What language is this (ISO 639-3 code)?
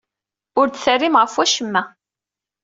kab